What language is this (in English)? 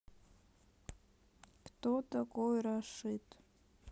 Russian